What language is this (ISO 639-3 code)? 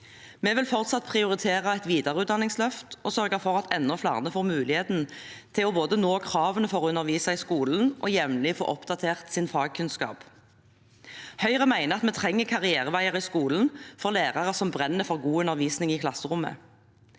nor